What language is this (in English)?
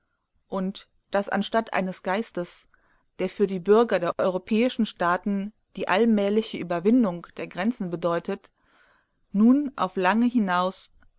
German